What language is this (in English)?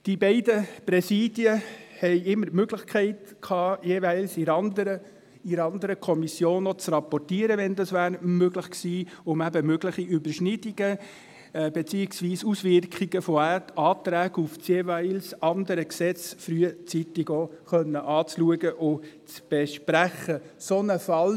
Swiss German